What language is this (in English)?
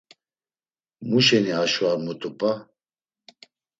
Laz